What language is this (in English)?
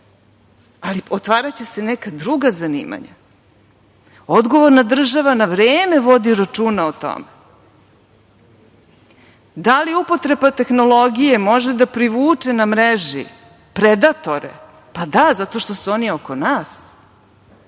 Serbian